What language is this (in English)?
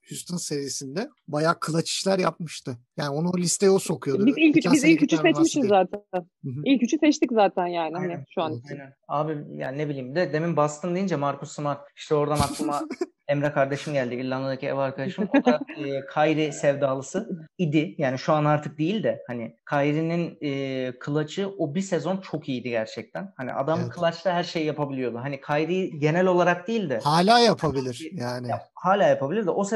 Turkish